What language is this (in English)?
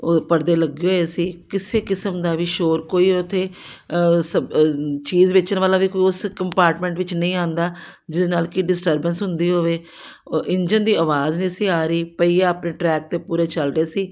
Punjabi